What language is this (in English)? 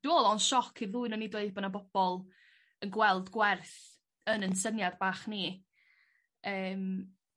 Welsh